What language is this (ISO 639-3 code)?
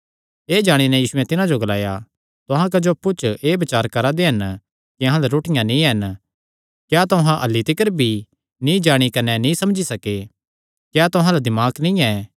xnr